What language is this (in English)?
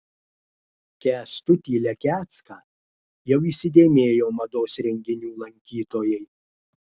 Lithuanian